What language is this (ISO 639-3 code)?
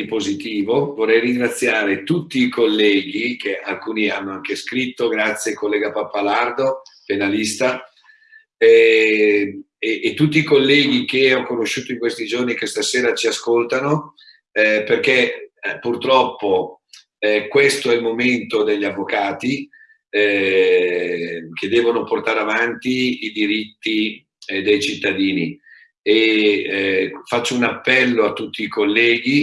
ita